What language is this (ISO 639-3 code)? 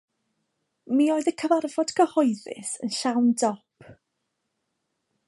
cym